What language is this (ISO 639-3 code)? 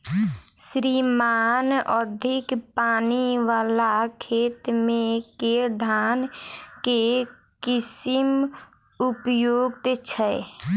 mai